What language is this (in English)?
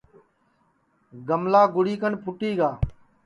Sansi